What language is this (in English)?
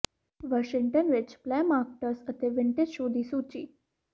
Punjabi